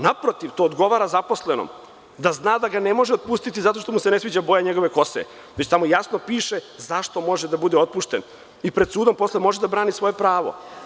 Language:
Serbian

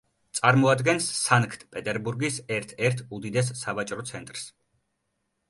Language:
Georgian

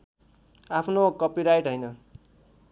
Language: Nepali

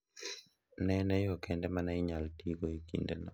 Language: Luo (Kenya and Tanzania)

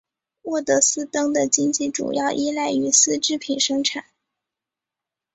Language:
Chinese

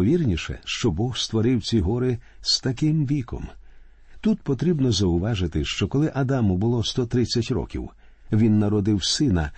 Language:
Ukrainian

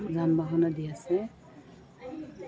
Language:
Assamese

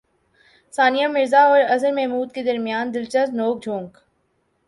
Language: Urdu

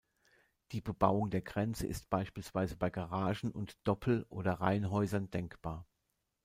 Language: German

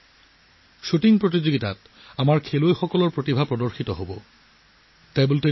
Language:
Assamese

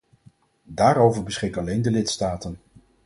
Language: Dutch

